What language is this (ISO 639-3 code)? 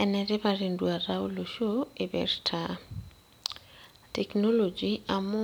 mas